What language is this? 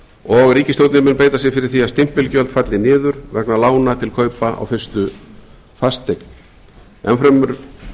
Icelandic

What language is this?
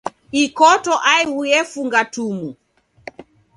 Taita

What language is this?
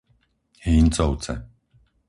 Slovak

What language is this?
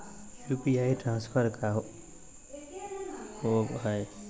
Magahi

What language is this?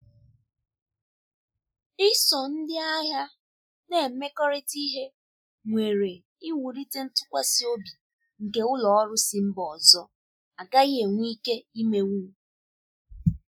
Igbo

